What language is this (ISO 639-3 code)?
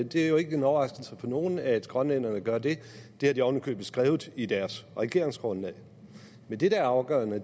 dan